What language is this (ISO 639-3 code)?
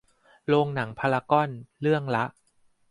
tha